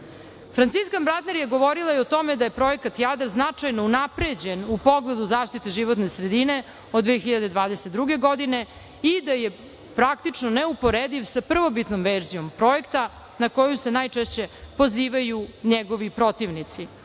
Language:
Serbian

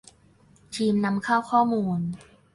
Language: Thai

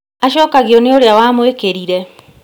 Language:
Kikuyu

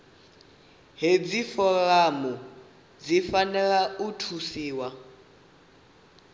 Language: Venda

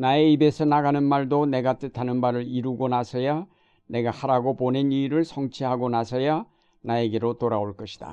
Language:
Korean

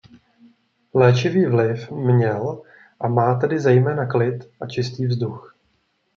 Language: Czech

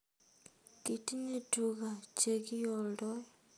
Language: Kalenjin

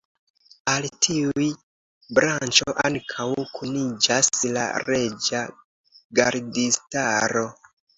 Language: Esperanto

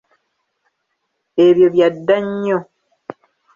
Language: Ganda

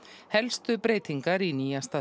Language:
Icelandic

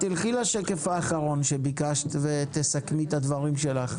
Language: Hebrew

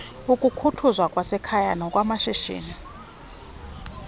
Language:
Xhosa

